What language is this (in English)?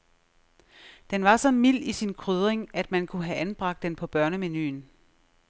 Danish